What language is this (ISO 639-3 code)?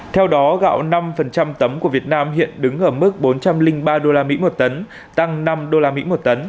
vie